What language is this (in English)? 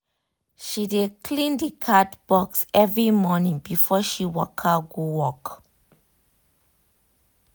Nigerian Pidgin